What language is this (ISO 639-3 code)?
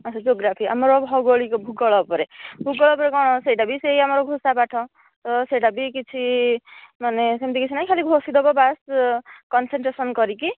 ori